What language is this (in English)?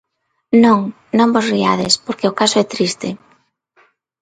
Galician